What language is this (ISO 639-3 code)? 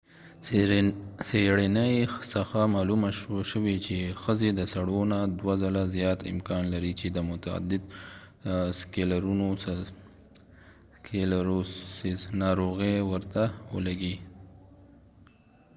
pus